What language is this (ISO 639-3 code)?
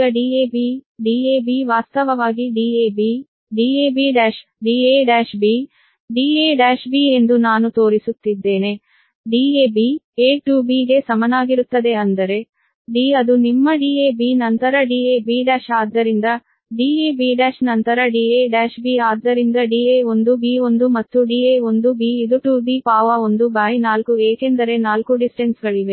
kan